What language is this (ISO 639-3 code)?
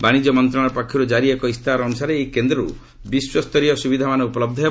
ori